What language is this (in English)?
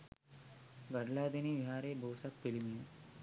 Sinhala